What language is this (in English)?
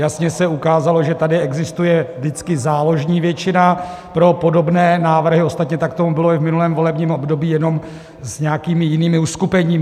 Czech